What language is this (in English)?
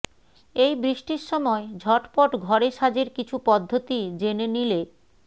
Bangla